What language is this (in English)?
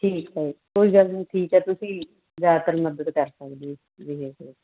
Punjabi